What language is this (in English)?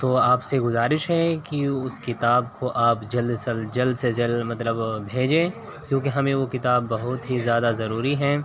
Urdu